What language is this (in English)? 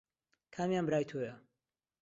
Central Kurdish